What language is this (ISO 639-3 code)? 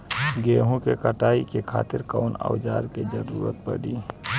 bho